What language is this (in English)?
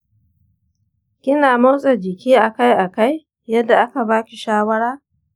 Hausa